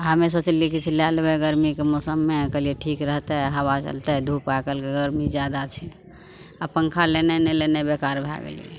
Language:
Maithili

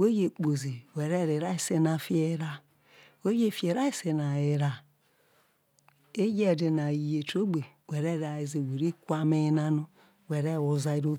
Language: Isoko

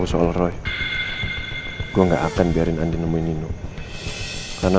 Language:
Indonesian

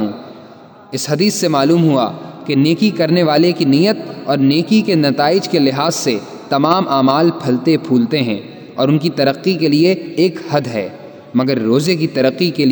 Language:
Urdu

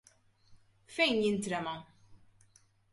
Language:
Maltese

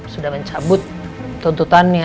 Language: Indonesian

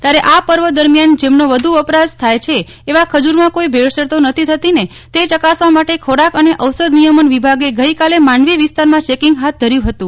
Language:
Gujarati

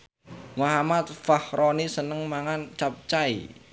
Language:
Javanese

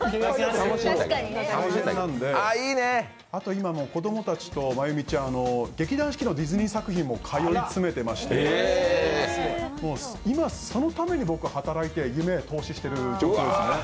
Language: Japanese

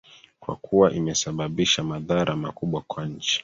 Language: Swahili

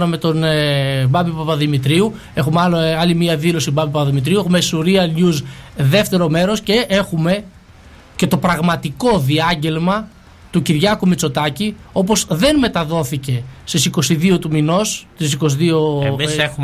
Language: Greek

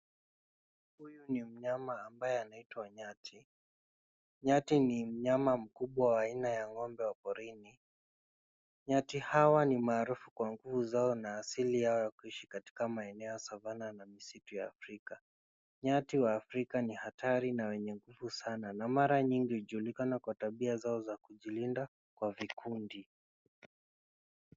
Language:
Swahili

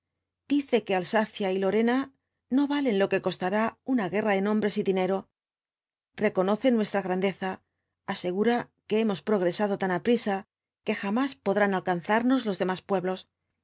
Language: Spanish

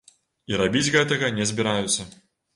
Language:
Belarusian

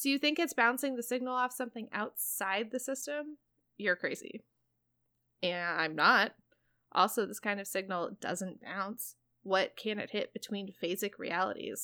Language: English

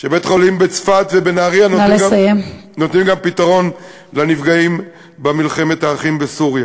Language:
Hebrew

